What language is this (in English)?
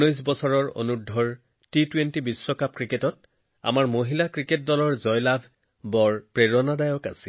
Assamese